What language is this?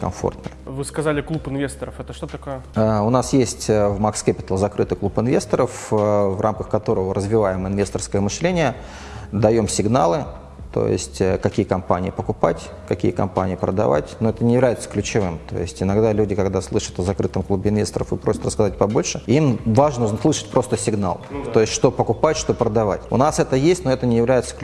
Russian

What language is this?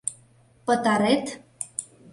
Mari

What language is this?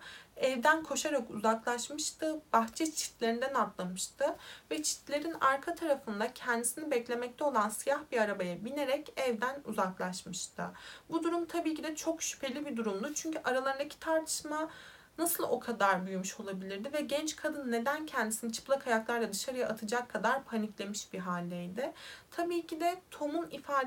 Turkish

